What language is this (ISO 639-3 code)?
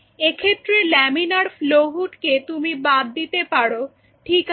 ben